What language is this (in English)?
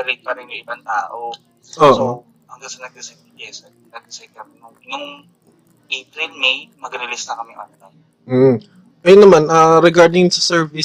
Filipino